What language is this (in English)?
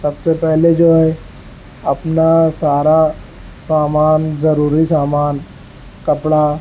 Urdu